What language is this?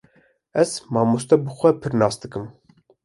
Kurdish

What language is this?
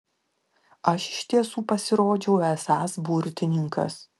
Lithuanian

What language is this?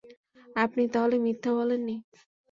Bangla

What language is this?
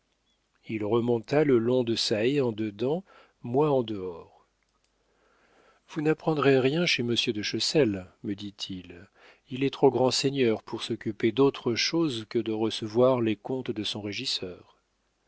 French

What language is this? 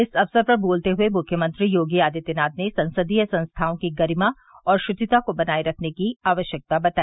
Hindi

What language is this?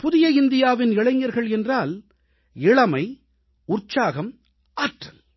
Tamil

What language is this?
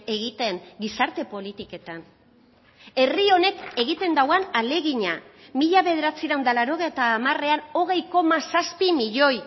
Basque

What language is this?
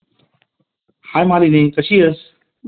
Marathi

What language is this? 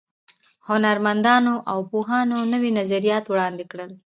Pashto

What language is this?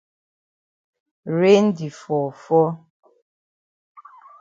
Cameroon Pidgin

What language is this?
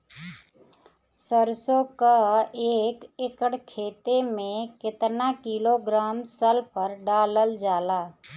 Bhojpuri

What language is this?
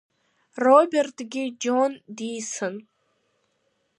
Abkhazian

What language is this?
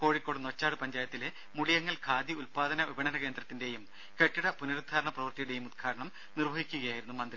Malayalam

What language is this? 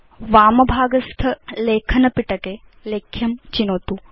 Sanskrit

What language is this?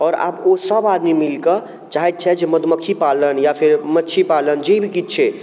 Maithili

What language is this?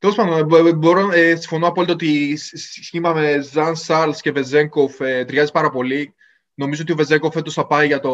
Greek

